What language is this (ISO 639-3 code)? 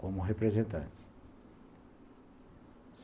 por